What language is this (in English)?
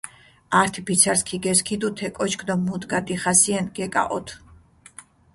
Mingrelian